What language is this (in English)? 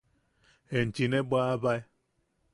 Yaqui